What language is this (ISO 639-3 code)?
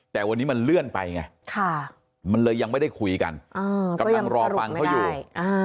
tha